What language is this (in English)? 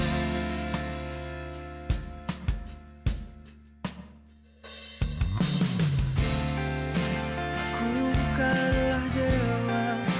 Indonesian